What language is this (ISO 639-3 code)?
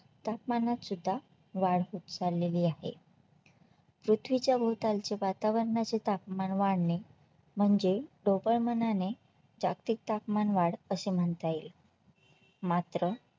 mar